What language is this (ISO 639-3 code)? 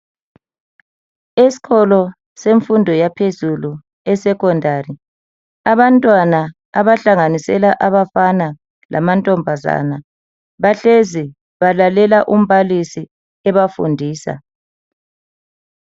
nde